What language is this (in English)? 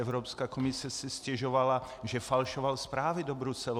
Czech